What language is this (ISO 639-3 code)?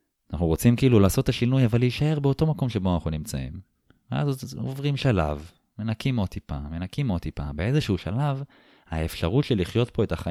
heb